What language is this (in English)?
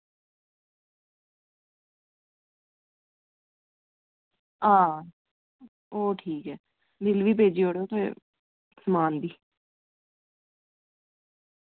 Dogri